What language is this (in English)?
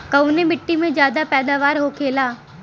Bhojpuri